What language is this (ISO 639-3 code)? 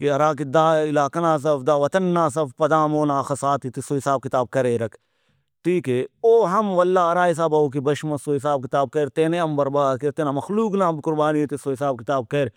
brh